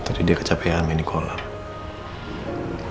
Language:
Indonesian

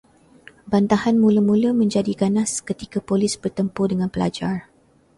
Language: Malay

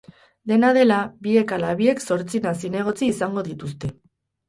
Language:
Basque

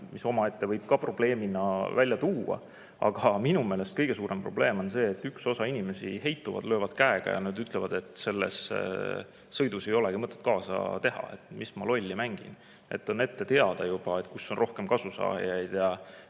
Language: Estonian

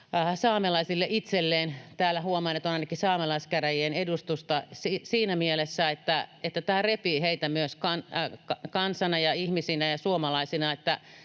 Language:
Finnish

